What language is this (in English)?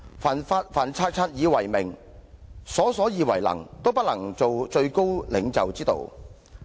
Cantonese